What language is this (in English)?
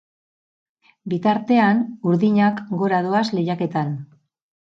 Basque